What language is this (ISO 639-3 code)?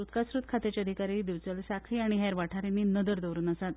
kok